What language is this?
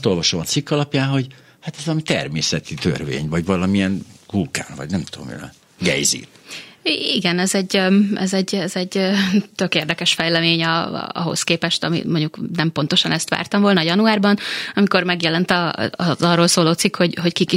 Hungarian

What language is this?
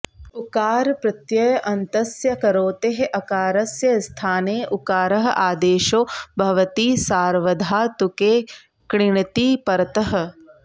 Sanskrit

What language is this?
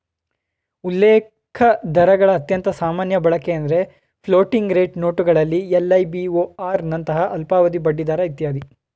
Kannada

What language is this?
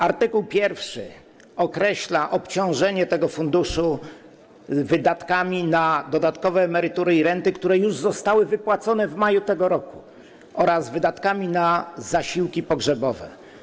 Polish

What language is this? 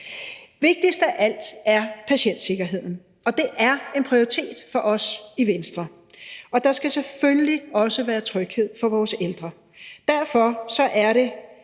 Danish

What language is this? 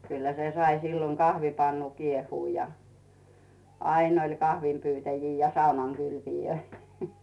Finnish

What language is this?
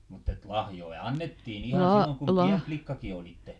Finnish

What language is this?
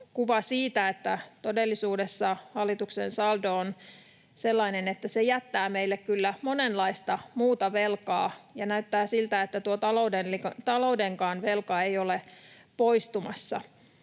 Finnish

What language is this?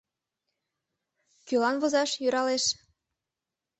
Mari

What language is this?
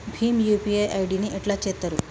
Telugu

